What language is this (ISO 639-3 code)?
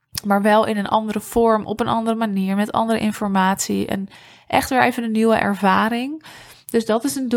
nld